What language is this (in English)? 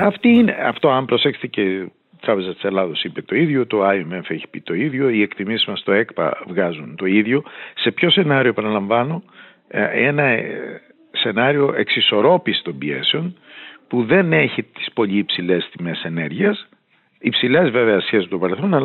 Greek